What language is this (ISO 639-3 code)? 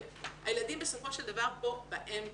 heb